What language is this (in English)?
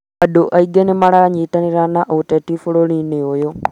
Kikuyu